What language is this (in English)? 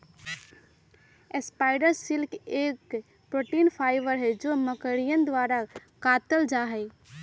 Magahi